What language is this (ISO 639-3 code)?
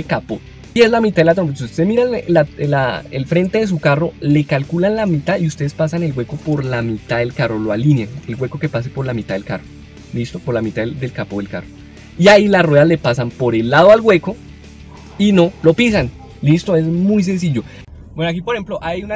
spa